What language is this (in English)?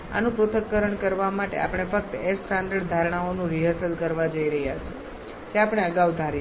Gujarati